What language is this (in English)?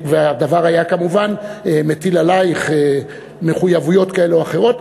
Hebrew